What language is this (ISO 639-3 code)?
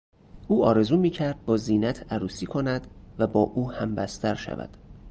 fas